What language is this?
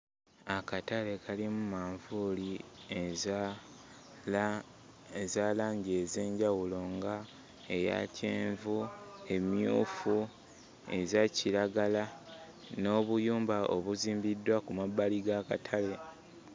Ganda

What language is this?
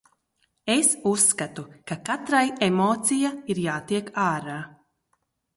Latvian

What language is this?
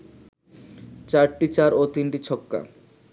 Bangla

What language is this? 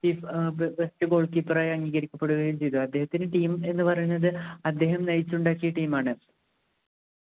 Malayalam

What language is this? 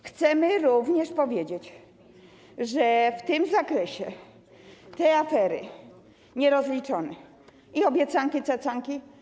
Polish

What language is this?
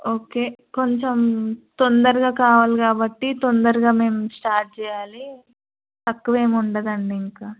Telugu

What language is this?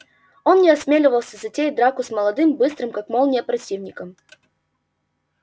Russian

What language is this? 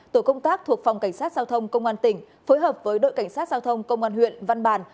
Vietnamese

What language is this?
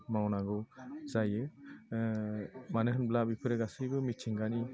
Bodo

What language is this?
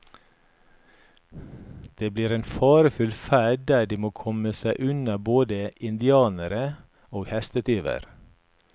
Norwegian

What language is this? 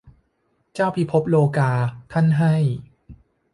Thai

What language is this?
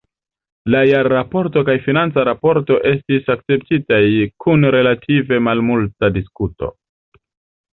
Esperanto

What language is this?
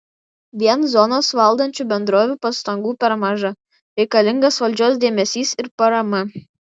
Lithuanian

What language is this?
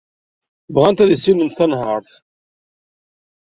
Kabyle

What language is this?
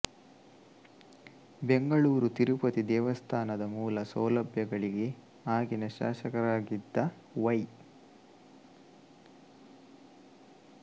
Kannada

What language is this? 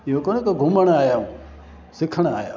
Sindhi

